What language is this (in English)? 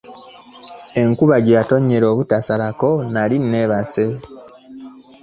Ganda